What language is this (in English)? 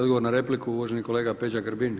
Croatian